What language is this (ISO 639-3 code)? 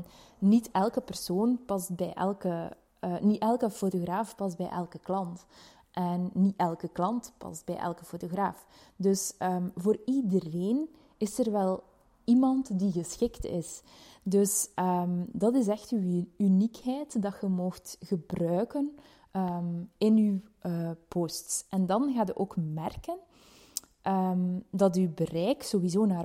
nld